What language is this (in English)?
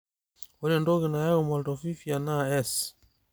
Masai